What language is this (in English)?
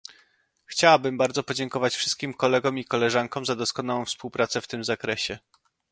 Polish